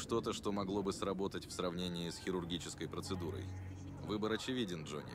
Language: Russian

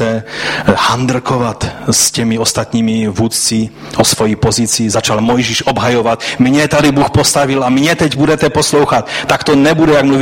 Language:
Czech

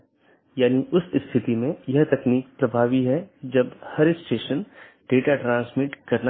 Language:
Hindi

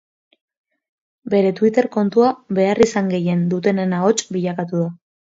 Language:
Basque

